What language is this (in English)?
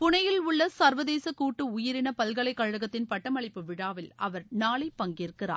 Tamil